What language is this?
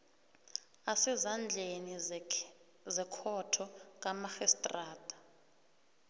South Ndebele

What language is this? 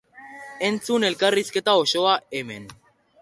Basque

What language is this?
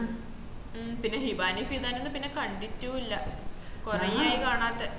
Malayalam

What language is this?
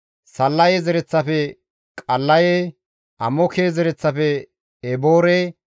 Gamo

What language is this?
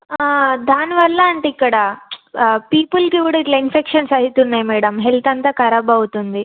Telugu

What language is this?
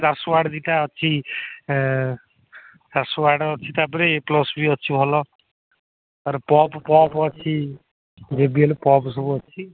Odia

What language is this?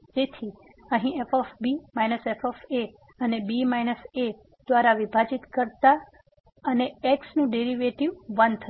Gujarati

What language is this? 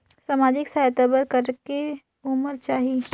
Chhattisgarhi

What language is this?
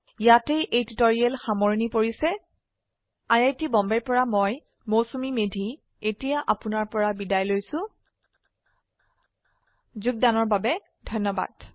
Assamese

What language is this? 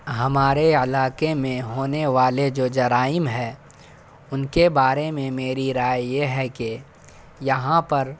Urdu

